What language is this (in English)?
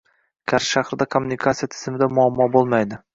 Uzbek